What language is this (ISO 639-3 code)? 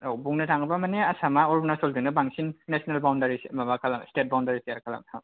brx